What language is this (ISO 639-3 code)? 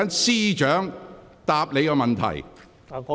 yue